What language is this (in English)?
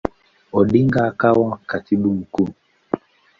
Swahili